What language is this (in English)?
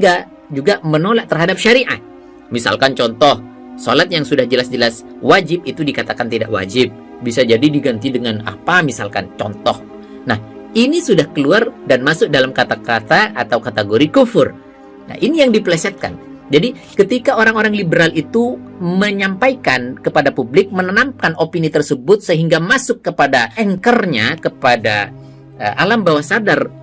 Indonesian